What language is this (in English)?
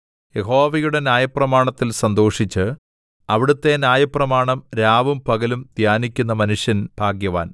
Malayalam